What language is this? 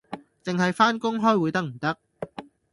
Cantonese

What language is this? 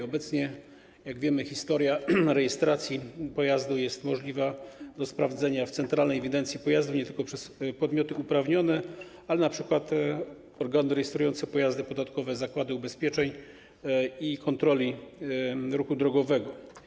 Polish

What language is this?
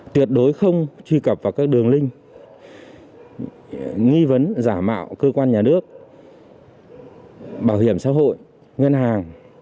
Vietnamese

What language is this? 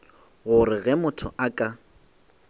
Northern Sotho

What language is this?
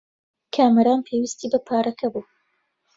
Central Kurdish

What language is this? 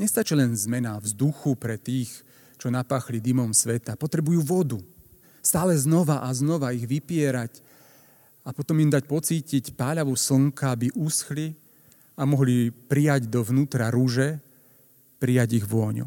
Slovak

